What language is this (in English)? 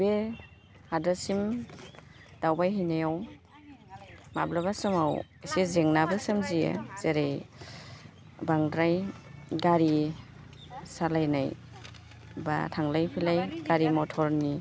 Bodo